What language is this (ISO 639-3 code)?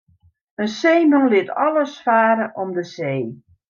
fry